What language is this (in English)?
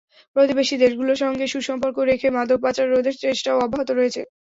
Bangla